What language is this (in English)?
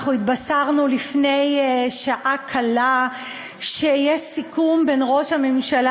Hebrew